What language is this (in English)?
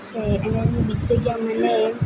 Gujarati